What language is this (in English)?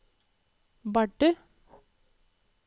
Norwegian